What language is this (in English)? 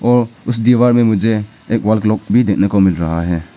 Hindi